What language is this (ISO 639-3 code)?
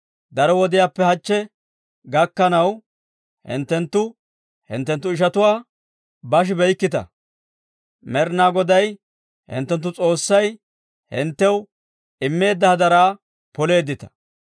dwr